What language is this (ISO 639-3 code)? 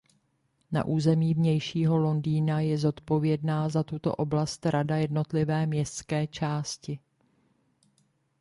ces